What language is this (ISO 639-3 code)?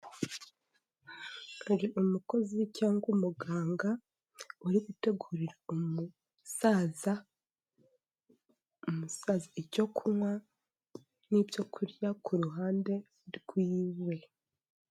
kin